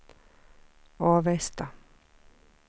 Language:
Swedish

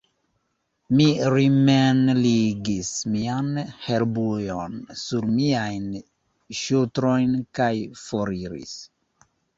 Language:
Esperanto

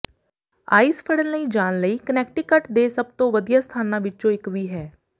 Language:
Punjabi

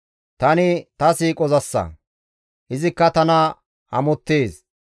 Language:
Gamo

